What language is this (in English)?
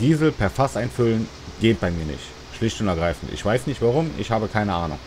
German